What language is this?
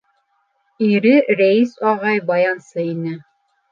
Bashkir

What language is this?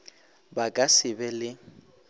Northern Sotho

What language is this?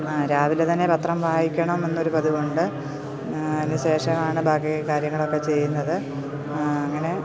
Malayalam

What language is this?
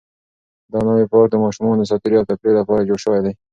Pashto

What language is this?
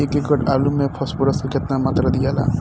Bhojpuri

